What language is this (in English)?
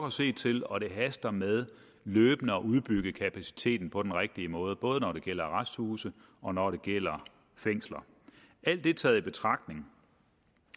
Danish